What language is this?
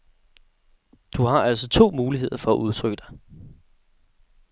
Danish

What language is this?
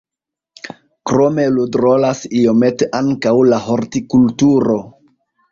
Esperanto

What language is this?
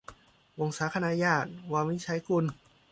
Thai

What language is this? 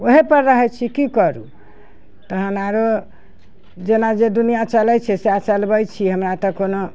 Maithili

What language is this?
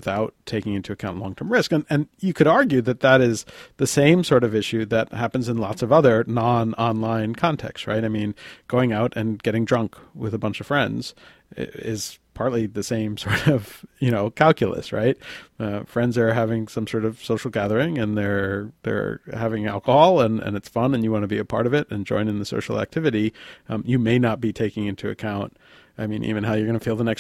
English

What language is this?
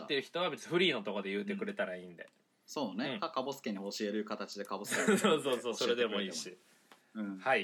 Japanese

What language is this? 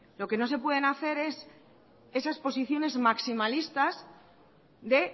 Spanish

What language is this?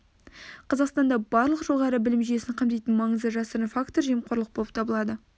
Kazakh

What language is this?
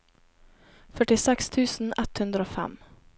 Norwegian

